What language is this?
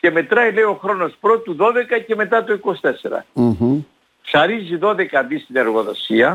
Greek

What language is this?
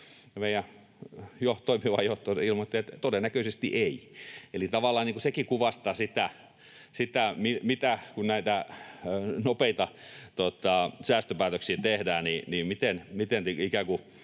Finnish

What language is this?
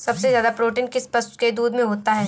Hindi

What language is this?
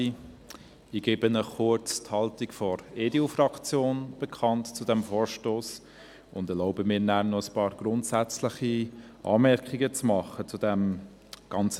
Swiss German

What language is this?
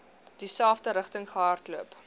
Afrikaans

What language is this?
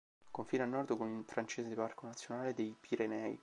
Italian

